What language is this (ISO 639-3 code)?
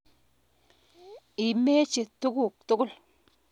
kln